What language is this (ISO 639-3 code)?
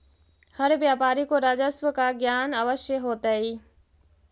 mag